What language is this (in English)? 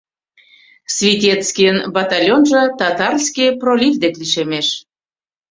Mari